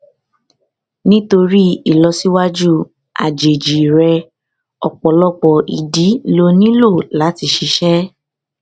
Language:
Yoruba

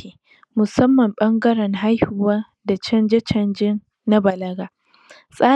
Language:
Hausa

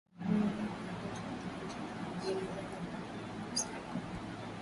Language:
Swahili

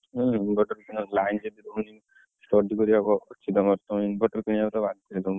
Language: Odia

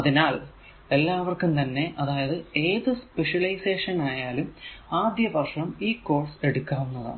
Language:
Malayalam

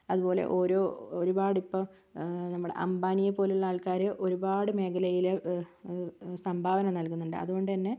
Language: Malayalam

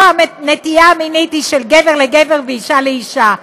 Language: Hebrew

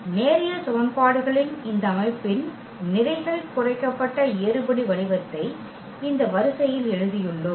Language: Tamil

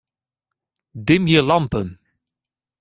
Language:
Western Frisian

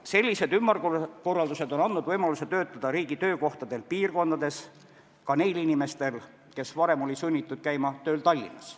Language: Estonian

